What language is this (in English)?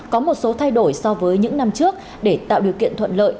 Vietnamese